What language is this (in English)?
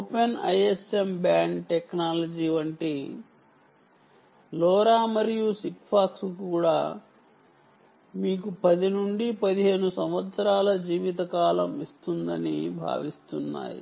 Telugu